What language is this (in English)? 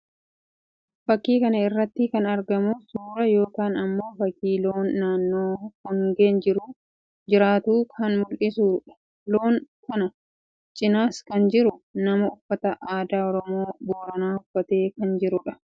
Oromo